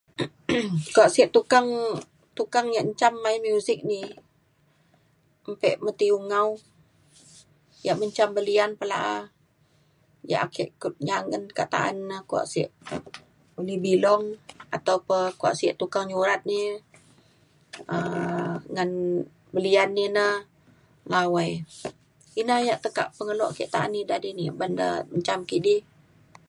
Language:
Mainstream Kenyah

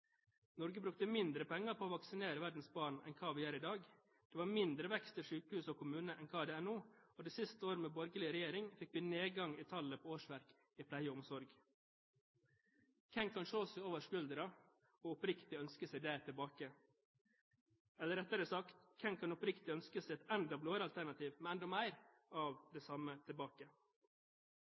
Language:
Norwegian Bokmål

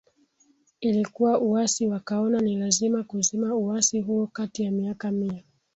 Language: Swahili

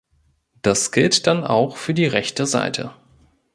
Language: German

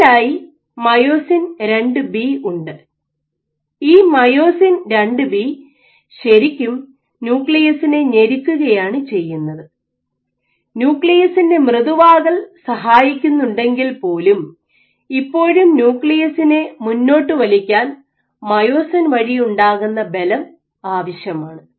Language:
Malayalam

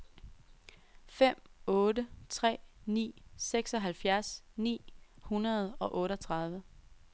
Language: Danish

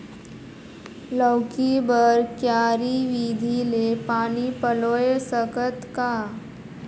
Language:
Chhattisgarhi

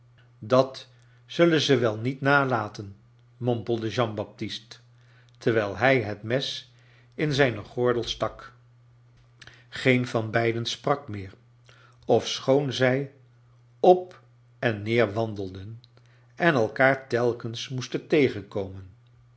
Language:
Dutch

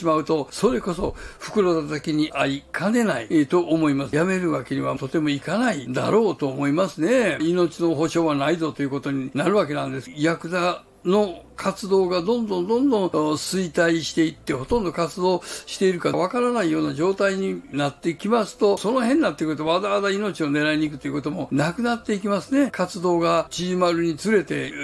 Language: Japanese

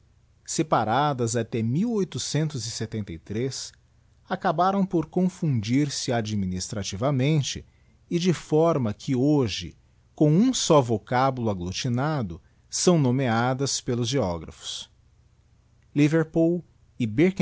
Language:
Portuguese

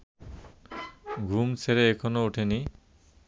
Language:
Bangla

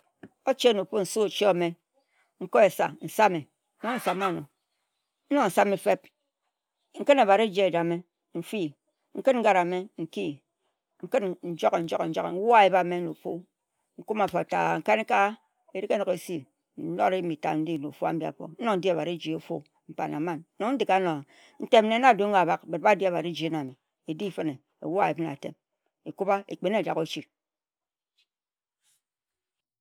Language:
Ejagham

